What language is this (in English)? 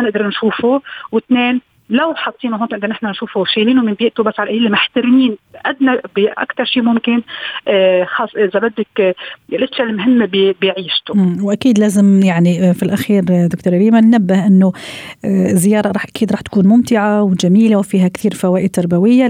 Arabic